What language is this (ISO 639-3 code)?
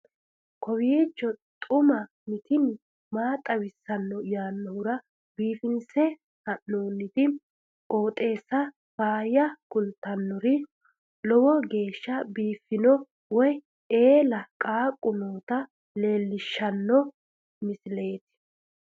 sid